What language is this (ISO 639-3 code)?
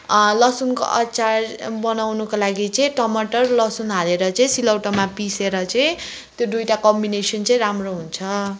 nep